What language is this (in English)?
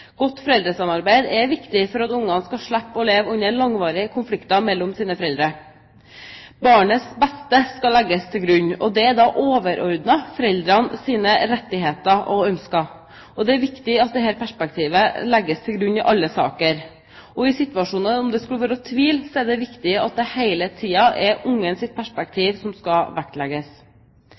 Norwegian Bokmål